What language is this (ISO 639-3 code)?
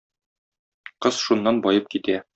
tat